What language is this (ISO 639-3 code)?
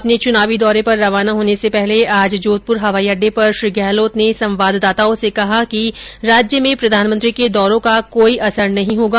hin